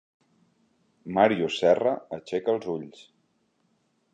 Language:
Catalan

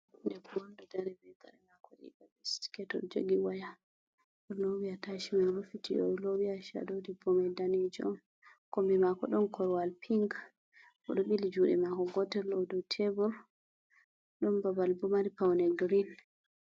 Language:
Fula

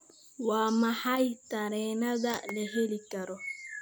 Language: Somali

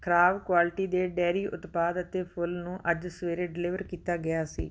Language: Punjabi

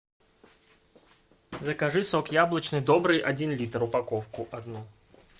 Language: Russian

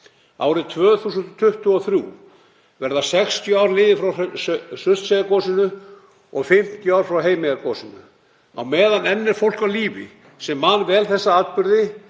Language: Icelandic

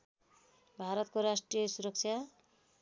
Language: Nepali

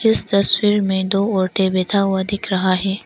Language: Hindi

